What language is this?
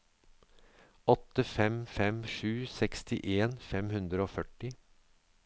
Norwegian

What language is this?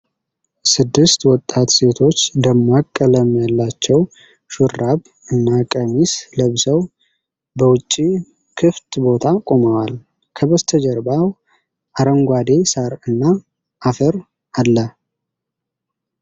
Amharic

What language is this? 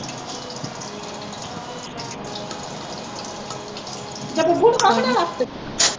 Punjabi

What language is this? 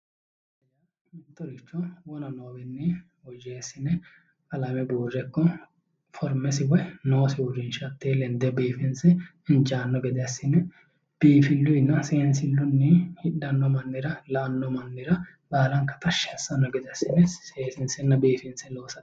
Sidamo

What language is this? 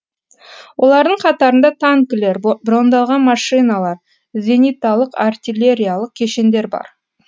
Kazakh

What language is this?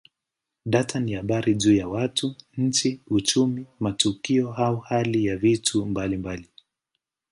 Swahili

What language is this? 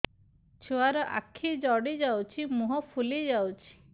Odia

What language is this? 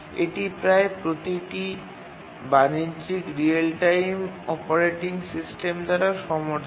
Bangla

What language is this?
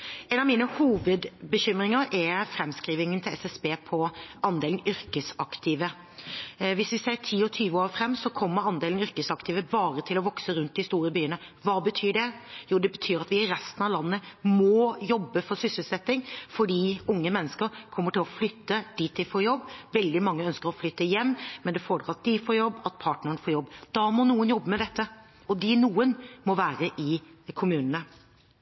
Norwegian Bokmål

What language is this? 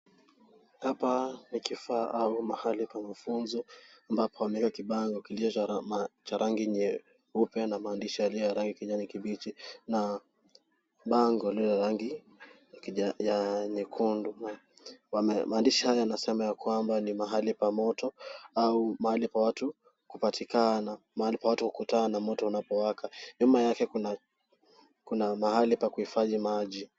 Swahili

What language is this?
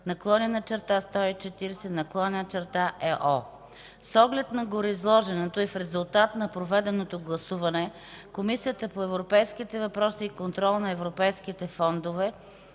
Bulgarian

